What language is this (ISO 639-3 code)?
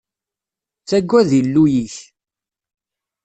kab